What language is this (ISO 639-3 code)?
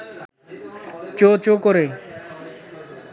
ben